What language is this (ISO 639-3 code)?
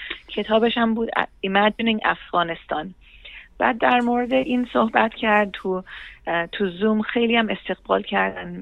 fas